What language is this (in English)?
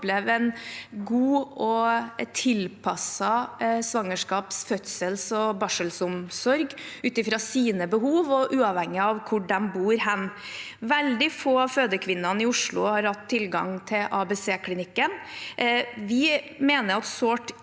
Norwegian